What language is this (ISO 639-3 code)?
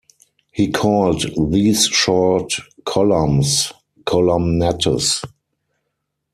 eng